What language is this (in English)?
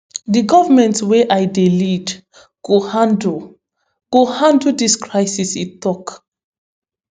Nigerian Pidgin